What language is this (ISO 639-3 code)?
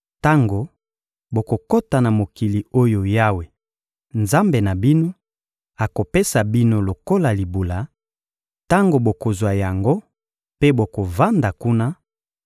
lin